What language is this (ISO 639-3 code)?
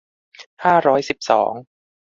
tha